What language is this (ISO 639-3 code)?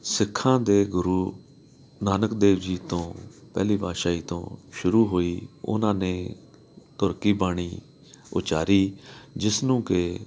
pan